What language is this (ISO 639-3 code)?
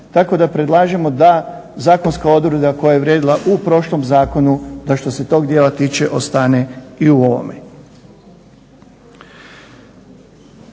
hrv